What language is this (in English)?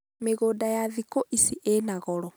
Kikuyu